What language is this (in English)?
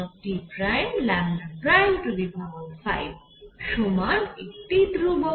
Bangla